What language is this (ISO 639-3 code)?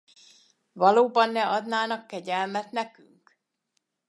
hun